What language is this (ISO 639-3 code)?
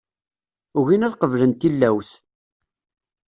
kab